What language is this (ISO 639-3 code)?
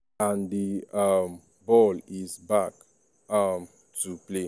pcm